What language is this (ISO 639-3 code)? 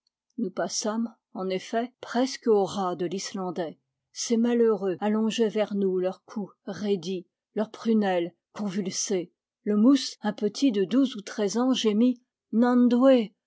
fra